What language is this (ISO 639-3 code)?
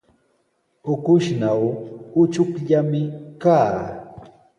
qws